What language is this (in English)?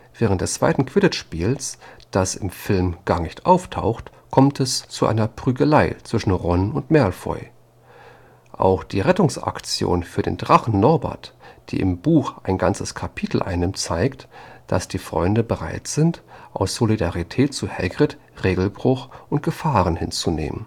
German